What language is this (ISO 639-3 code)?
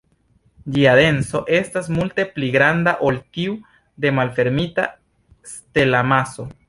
epo